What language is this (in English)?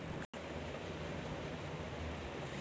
Maithili